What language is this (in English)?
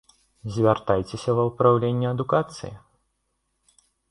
Belarusian